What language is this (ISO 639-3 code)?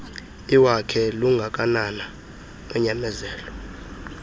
xho